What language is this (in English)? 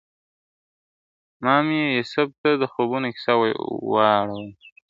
Pashto